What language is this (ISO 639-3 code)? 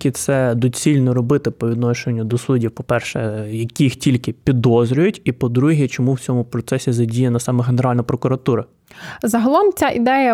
ukr